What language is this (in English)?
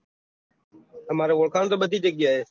Gujarati